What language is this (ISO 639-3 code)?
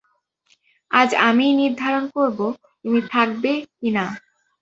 ben